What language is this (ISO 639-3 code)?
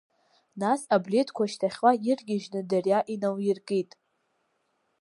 abk